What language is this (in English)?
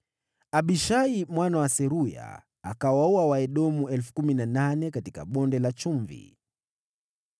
Swahili